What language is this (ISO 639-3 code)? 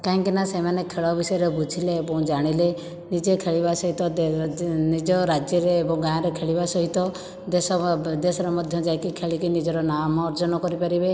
ori